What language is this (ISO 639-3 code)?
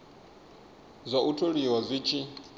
ven